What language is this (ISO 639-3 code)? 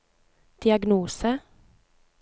nor